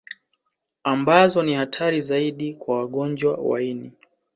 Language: Swahili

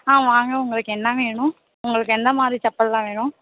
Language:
Tamil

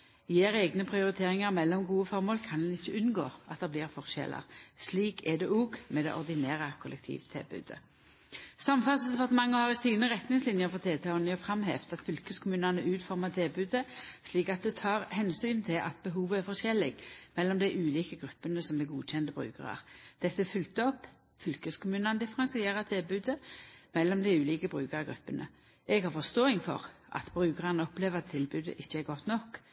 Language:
Norwegian Nynorsk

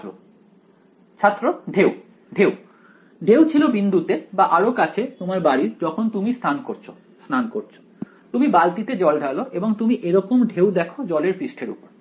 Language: Bangla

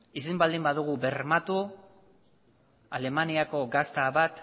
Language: Basque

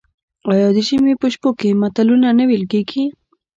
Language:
Pashto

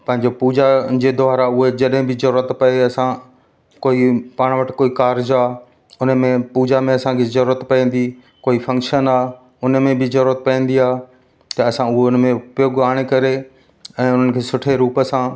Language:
Sindhi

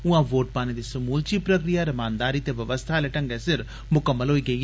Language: Dogri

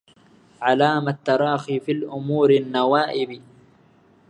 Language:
Arabic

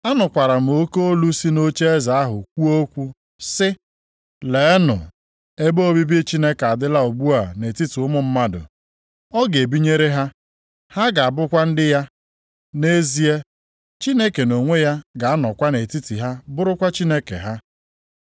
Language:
Igbo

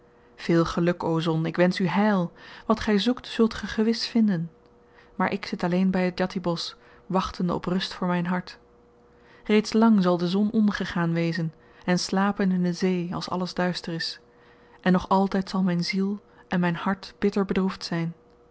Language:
Dutch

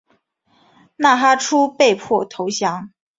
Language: Chinese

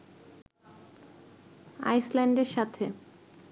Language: Bangla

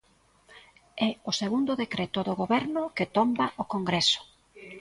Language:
Galician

